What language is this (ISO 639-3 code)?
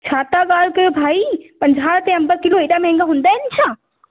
snd